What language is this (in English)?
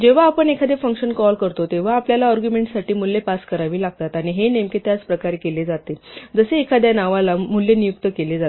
Marathi